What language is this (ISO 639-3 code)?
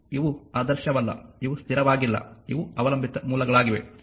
kan